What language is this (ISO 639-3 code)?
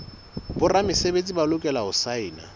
sot